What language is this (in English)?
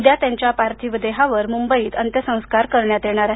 Marathi